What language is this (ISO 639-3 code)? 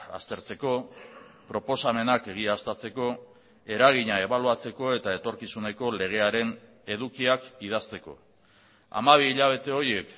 eus